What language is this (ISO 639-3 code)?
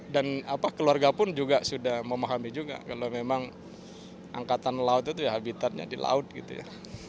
ind